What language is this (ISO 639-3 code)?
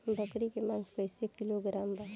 bho